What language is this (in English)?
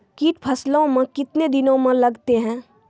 Maithili